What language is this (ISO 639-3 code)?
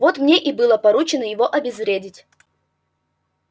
rus